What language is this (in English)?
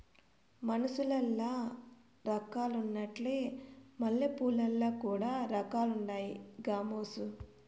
Telugu